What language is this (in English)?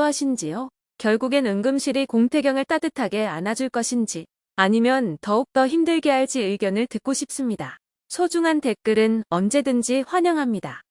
Korean